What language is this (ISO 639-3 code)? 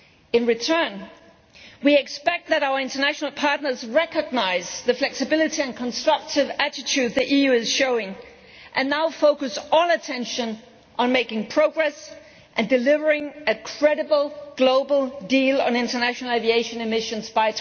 eng